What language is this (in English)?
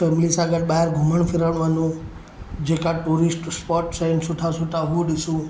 Sindhi